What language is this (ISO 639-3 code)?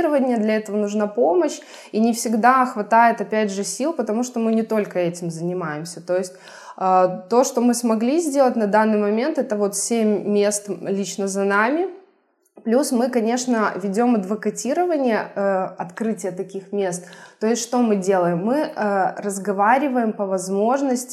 rus